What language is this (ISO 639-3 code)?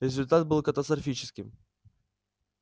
rus